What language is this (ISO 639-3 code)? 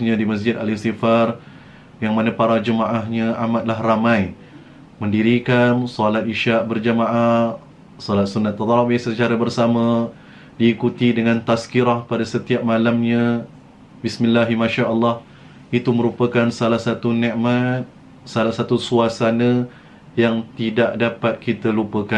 msa